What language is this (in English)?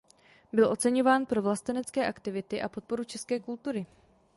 Czech